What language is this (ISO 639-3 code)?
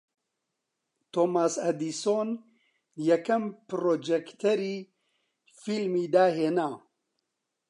ckb